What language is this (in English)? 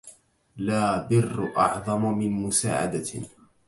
Arabic